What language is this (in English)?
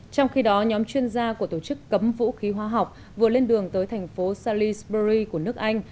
Vietnamese